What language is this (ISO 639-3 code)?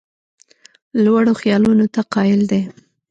pus